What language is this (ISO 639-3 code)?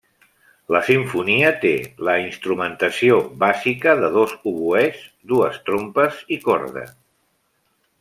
cat